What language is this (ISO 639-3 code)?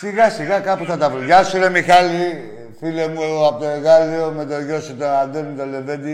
ell